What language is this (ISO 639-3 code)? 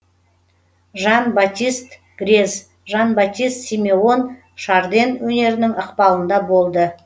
kaz